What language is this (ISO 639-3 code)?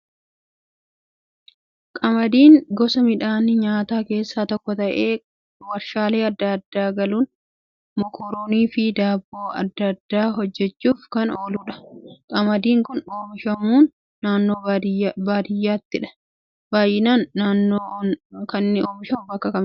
orm